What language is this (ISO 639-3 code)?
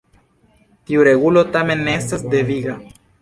epo